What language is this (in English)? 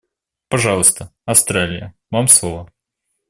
Russian